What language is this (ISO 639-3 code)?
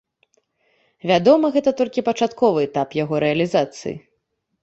bel